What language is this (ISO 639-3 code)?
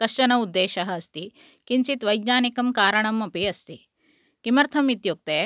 san